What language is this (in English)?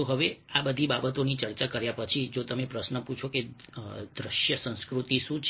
Gujarati